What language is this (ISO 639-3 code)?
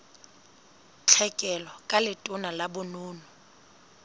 sot